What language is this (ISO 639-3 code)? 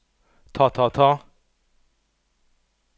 nor